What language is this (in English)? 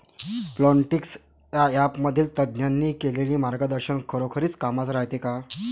Marathi